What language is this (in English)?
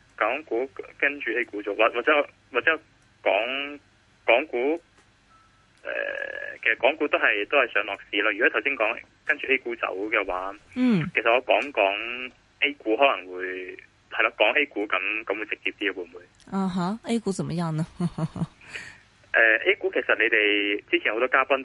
Chinese